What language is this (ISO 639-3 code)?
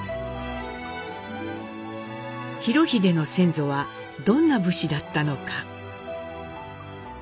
jpn